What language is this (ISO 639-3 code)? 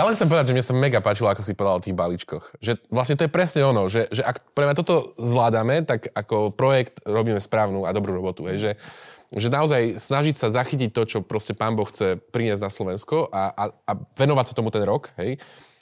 slk